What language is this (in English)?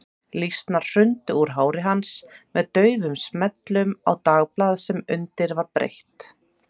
Icelandic